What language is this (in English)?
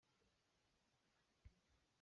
Hakha Chin